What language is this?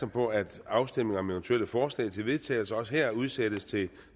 Danish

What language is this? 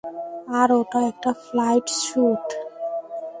Bangla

